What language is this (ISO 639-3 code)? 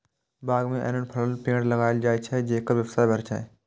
mai